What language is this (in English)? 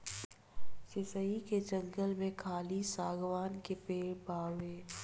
Bhojpuri